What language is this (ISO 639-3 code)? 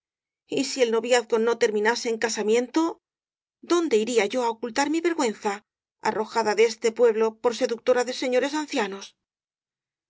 spa